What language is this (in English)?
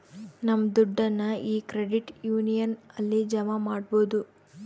Kannada